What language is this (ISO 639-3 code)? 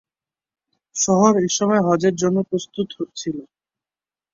ben